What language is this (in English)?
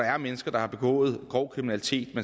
Danish